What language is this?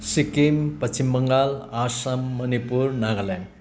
Nepali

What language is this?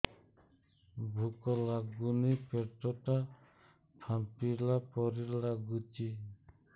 Odia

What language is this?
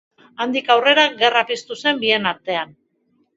Basque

